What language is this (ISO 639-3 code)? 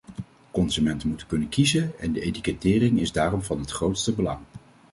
nld